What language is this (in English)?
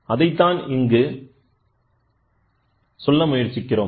Tamil